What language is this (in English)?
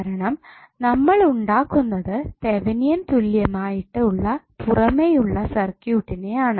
Malayalam